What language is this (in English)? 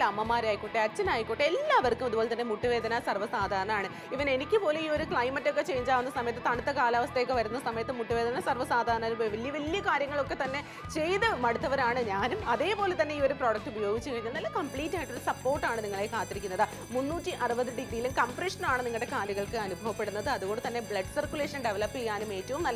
English